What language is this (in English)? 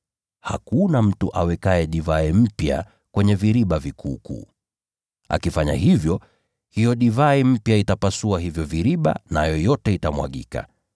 Swahili